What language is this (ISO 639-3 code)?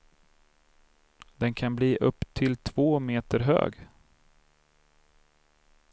swe